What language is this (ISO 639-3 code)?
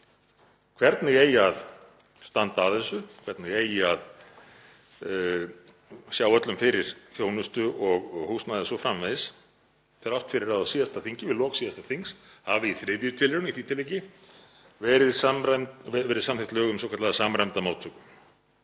isl